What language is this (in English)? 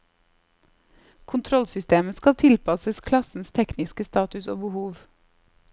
Norwegian